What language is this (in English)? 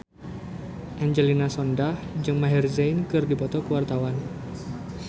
Sundanese